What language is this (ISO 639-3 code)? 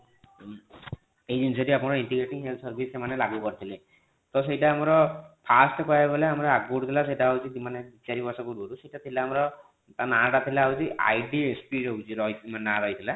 ori